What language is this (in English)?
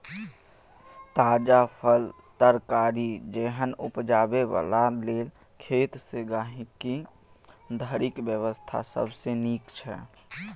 Maithili